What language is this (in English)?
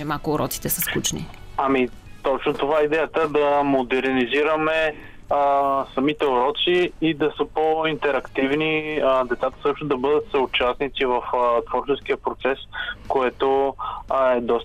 Bulgarian